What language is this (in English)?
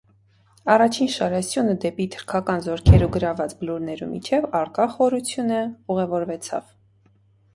Armenian